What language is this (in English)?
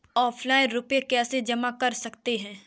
Hindi